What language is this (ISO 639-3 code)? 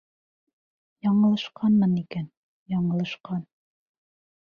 bak